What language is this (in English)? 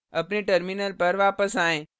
Hindi